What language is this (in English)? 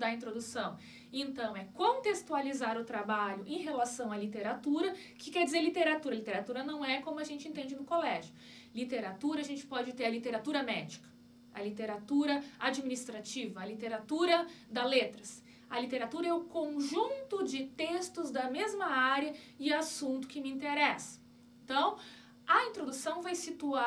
Portuguese